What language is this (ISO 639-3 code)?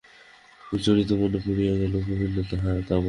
ben